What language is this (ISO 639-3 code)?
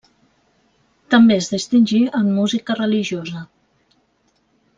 cat